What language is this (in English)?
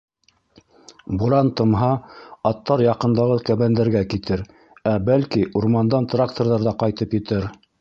Bashkir